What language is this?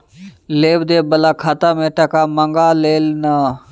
Maithili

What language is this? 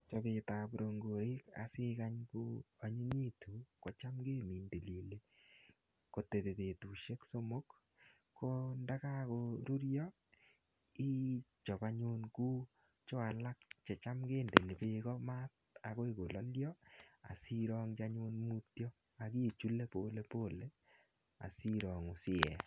Kalenjin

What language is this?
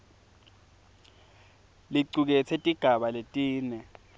Swati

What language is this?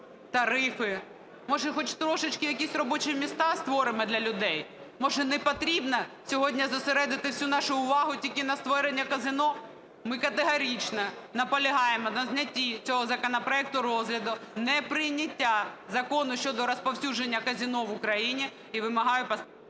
Ukrainian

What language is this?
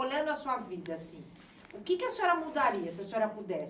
Portuguese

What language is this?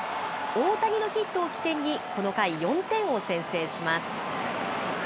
Japanese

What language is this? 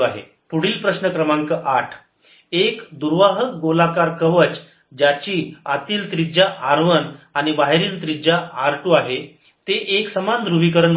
Marathi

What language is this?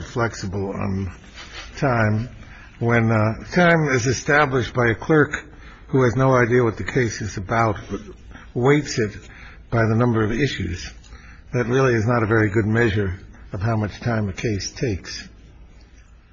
English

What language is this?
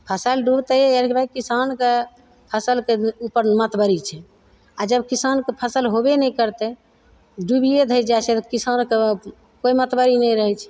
Maithili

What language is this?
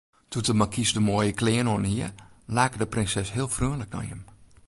Western Frisian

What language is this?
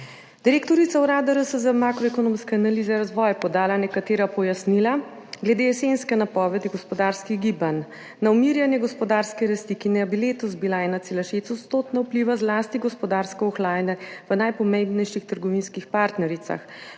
Slovenian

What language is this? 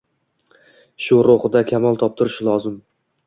Uzbek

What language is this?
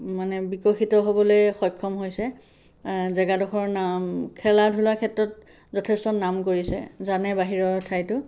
Assamese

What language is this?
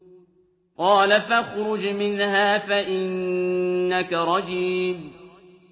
Arabic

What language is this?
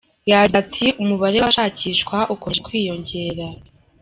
Kinyarwanda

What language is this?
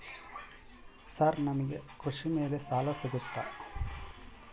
Kannada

